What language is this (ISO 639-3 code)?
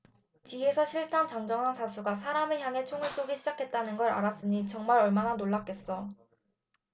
kor